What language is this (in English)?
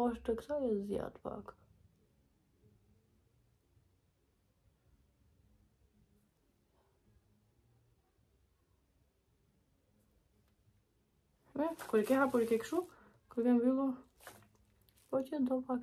Romanian